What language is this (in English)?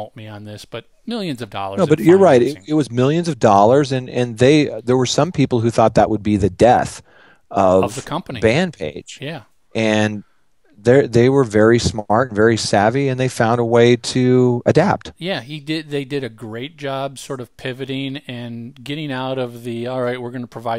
English